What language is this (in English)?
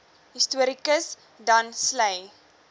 Afrikaans